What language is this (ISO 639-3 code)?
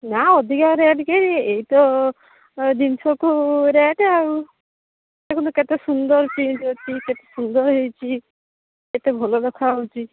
ori